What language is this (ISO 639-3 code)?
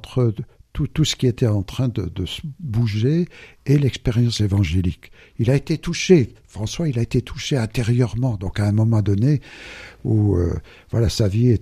fra